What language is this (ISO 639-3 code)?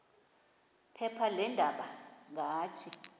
xho